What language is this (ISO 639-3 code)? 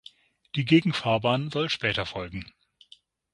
deu